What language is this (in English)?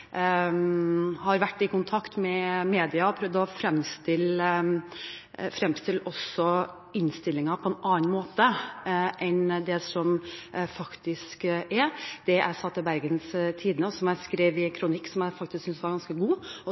Norwegian Bokmål